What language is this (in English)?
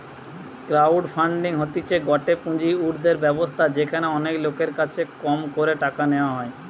Bangla